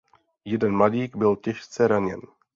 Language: Czech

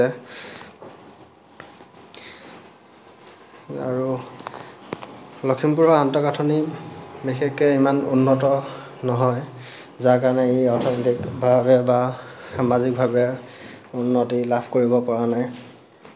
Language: Assamese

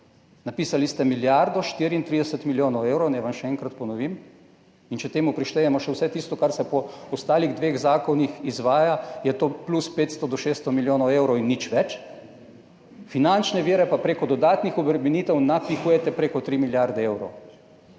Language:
Slovenian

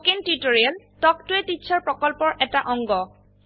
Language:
Assamese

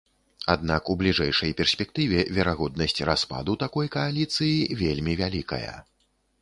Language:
Belarusian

